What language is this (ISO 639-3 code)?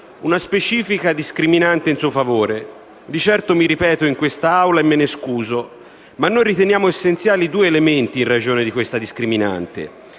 ita